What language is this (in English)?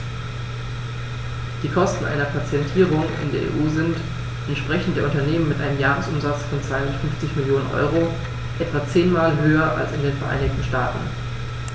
German